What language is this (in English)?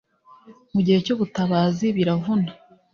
Kinyarwanda